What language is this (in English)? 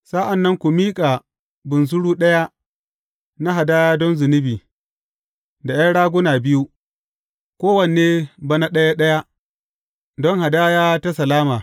Hausa